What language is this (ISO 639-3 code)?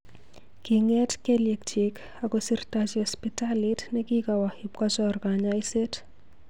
kln